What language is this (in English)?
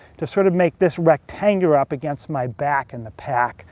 English